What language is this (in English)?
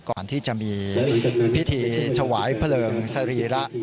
Thai